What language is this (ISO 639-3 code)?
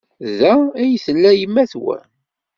kab